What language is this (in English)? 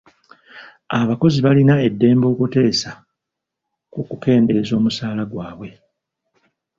Ganda